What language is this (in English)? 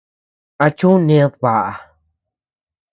Tepeuxila Cuicatec